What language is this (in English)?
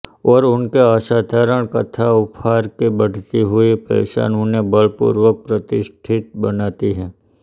Hindi